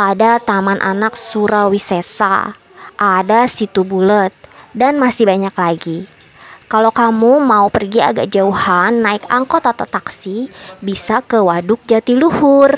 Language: Indonesian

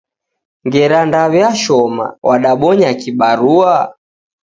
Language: Taita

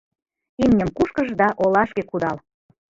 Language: Mari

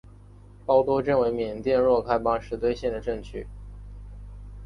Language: Chinese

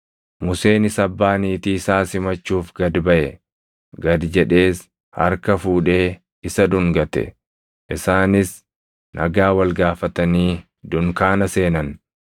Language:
Oromo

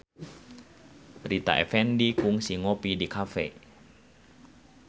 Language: Sundanese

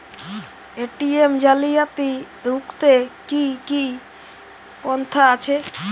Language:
Bangla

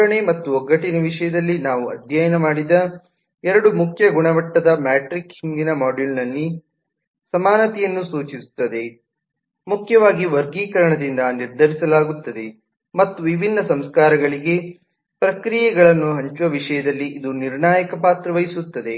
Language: Kannada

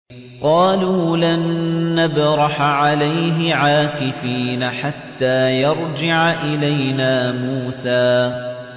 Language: Arabic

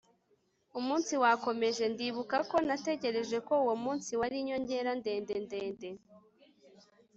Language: Kinyarwanda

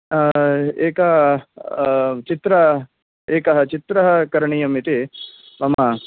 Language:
Sanskrit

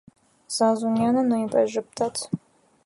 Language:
Armenian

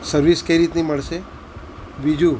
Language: Gujarati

